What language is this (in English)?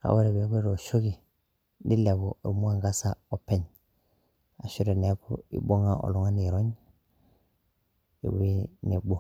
Masai